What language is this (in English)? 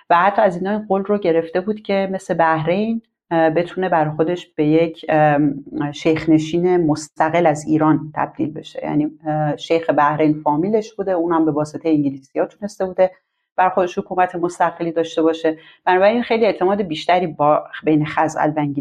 Persian